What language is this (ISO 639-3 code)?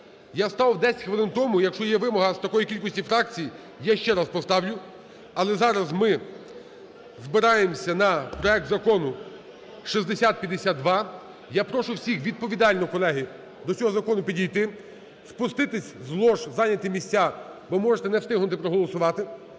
ukr